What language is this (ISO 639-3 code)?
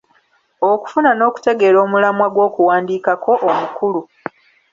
lug